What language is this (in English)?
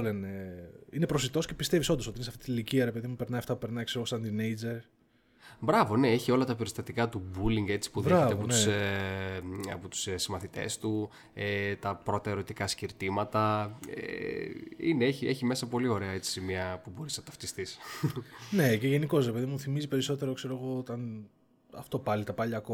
Greek